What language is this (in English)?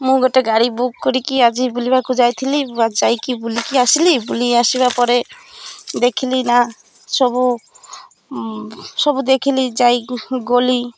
Odia